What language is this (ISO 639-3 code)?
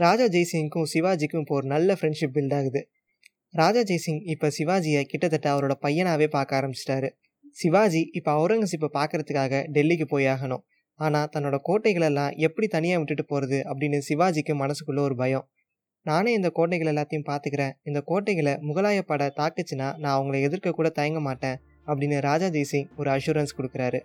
tam